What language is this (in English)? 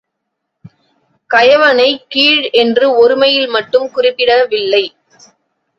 Tamil